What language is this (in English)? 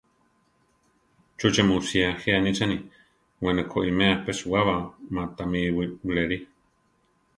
Central Tarahumara